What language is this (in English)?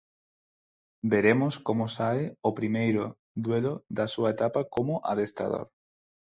Galician